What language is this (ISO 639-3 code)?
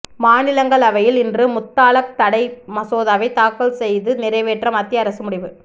tam